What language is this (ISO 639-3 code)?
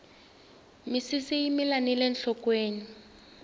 tso